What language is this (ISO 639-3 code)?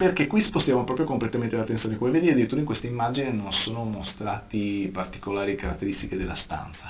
ita